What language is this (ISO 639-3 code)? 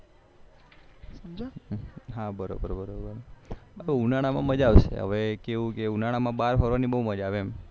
guj